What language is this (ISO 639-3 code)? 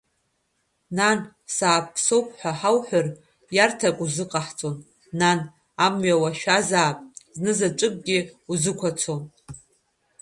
abk